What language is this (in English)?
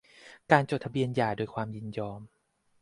Thai